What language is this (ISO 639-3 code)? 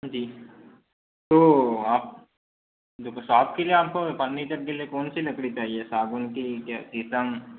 hin